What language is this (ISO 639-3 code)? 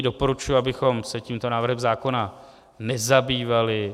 ces